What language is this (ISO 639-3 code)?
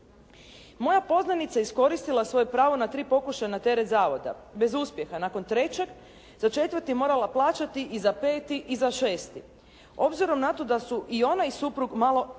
hrv